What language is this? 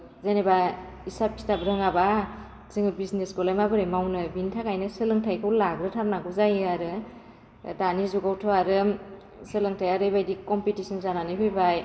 Bodo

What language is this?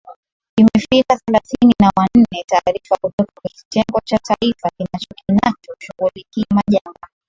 Swahili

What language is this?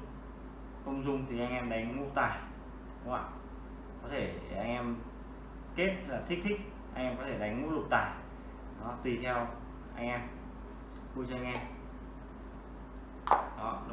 Vietnamese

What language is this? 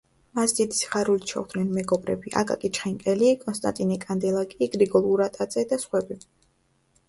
Georgian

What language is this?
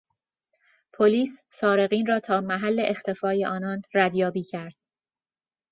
Persian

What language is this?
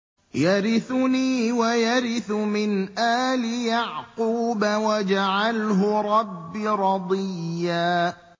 Arabic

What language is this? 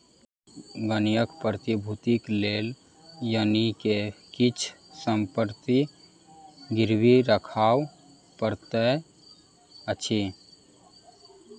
Maithili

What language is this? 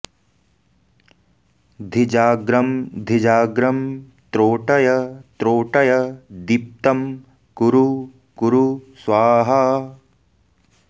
Sanskrit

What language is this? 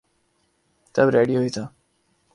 Urdu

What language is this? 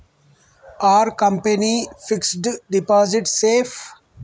Telugu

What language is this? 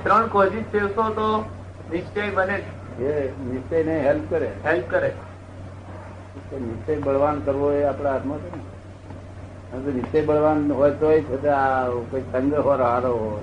Gujarati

